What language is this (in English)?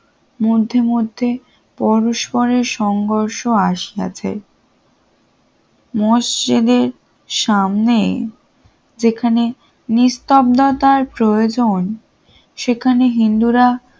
Bangla